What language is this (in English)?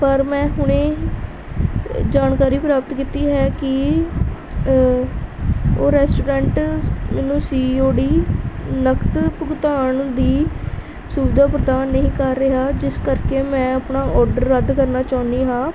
Punjabi